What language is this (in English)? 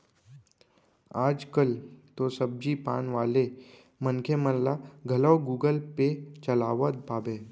Chhattisgarhi